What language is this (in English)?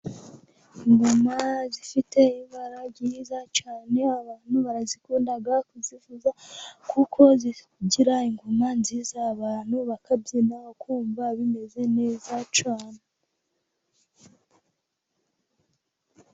Kinyarwanda